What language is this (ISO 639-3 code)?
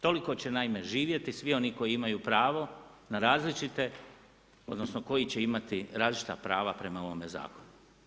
hrv